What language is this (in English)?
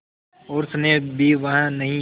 Hindi